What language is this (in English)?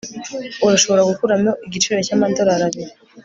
Kinyarwanda